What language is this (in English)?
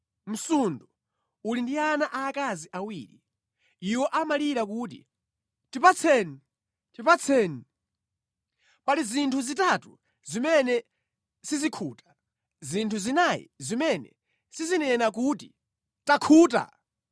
Nyanja